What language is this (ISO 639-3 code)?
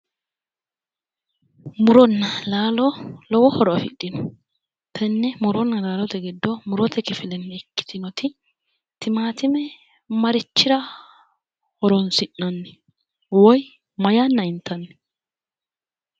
sid